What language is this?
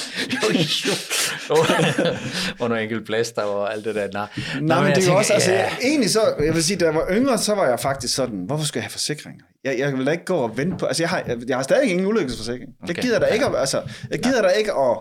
Danish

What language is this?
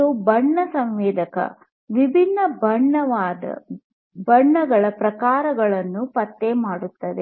Kannada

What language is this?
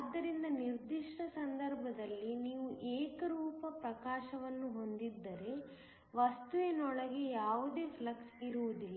Kannada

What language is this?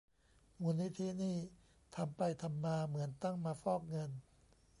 Thai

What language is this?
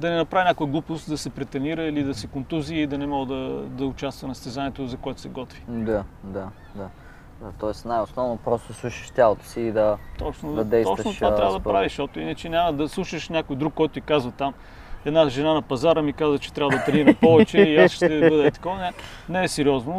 Bulgarian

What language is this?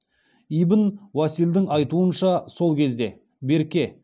Kazakh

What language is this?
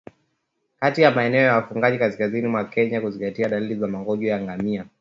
Swahili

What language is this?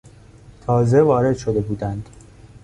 Persian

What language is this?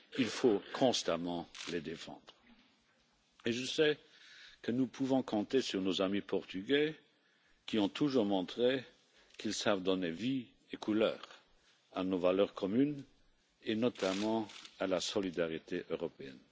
French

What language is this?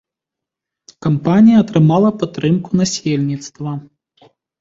Belarusian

